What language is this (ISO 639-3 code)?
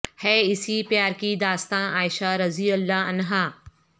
urd